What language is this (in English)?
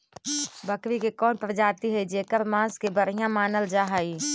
Magahi